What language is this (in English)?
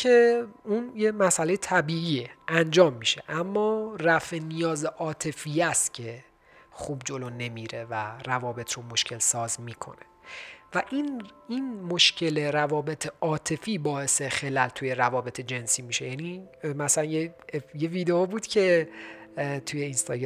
Persian